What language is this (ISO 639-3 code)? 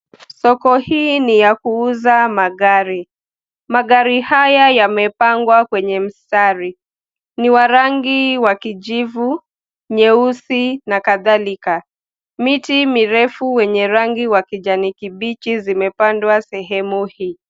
swa